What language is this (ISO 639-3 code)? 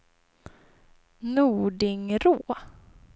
swe